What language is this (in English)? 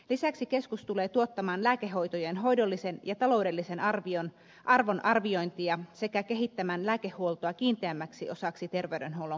Finnish